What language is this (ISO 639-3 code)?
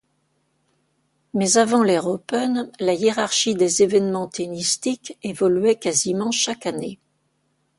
fra